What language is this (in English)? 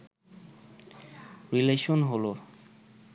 Bangla